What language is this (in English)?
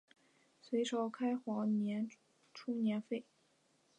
Chinese